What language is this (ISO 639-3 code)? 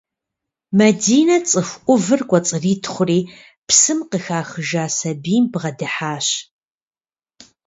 kbd